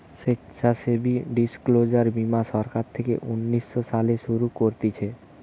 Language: Bangla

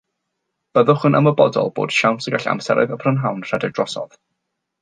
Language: Welsh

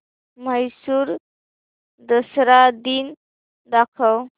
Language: Marathi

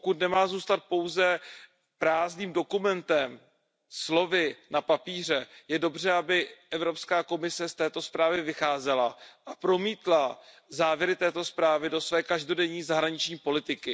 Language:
Czech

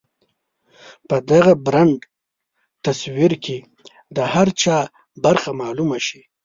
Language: Pashto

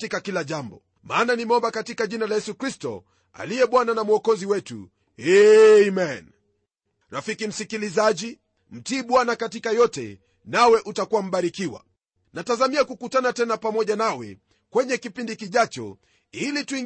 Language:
Swahili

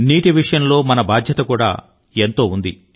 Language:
Telugu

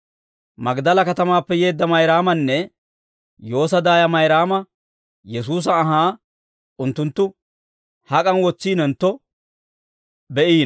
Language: Dawro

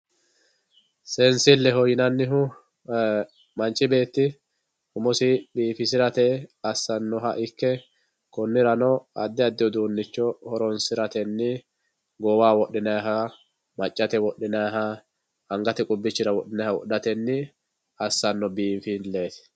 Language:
Sidamo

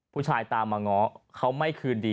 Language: Thai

